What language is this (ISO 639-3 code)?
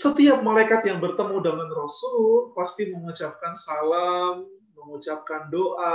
ind